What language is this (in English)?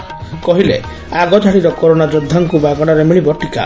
Odia